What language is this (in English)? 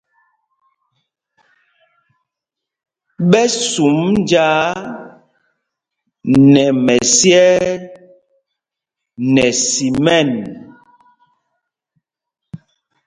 Mpumpong